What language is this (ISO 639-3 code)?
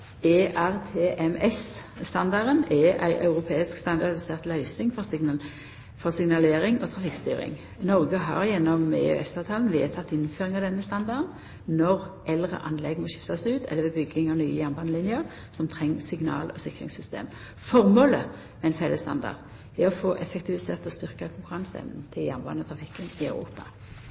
nno